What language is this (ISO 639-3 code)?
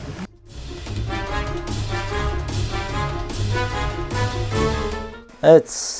tur